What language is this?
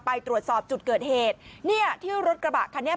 Thai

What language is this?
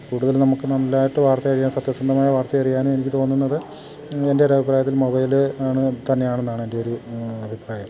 Malayalam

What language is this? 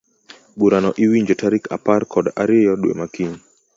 Luo (Kenya and Tanzania)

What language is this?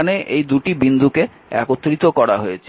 Bangla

